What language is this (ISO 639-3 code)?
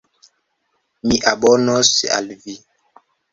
epo